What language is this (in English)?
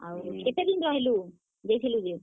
Odia